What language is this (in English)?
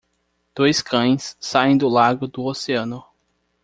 Portuguese